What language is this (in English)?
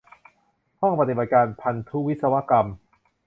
Thai